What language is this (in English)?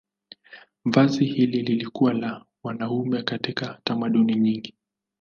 Swahili